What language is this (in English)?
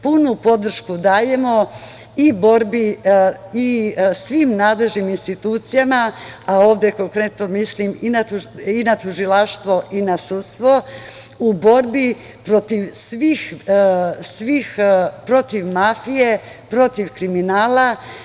Serbian